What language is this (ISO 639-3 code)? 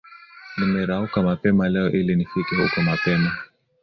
swa